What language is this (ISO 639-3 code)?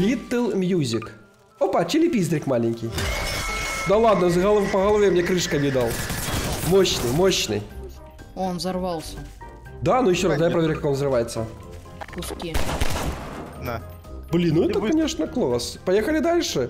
rus